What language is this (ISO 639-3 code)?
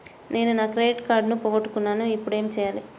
tel